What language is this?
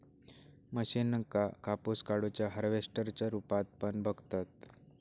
Marathi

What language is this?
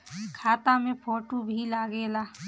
Bhojpuri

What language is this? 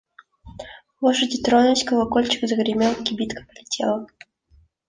Russian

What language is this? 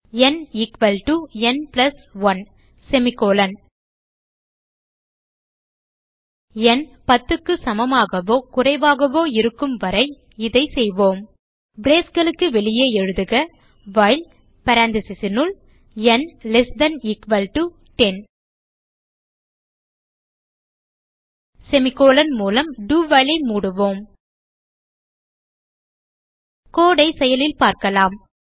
Tamil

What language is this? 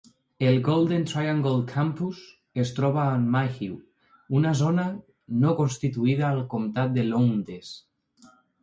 Catalan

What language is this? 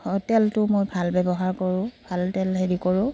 Assamese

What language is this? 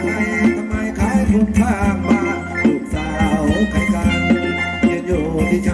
Spanish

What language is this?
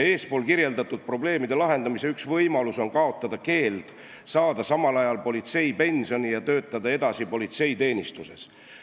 Estonian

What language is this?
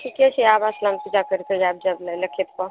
Maithili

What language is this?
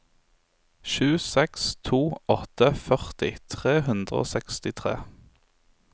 Norwegian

